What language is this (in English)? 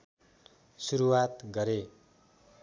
Nepali